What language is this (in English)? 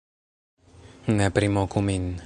Esperanto